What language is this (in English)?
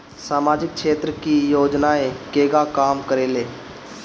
Bhojpuri